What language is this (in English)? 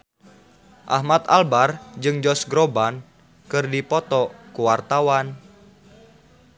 Sundanese